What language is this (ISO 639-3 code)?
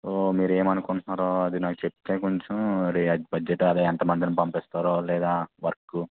tel